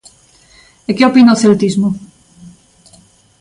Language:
Galician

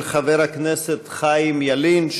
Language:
Hebrew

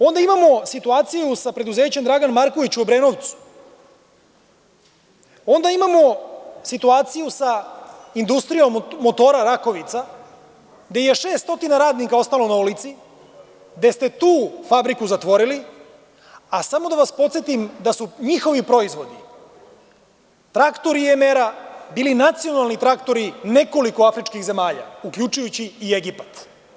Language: Serbian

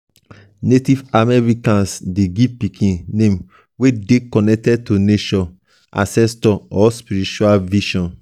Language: Nigerian Pidgin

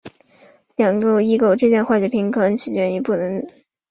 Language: Chinese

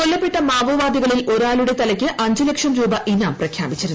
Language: Malayalam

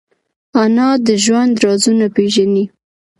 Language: Pashto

